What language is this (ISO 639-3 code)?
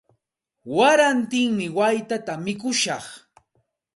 qxt